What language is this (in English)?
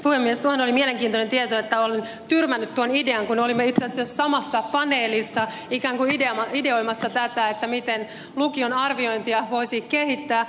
Finnish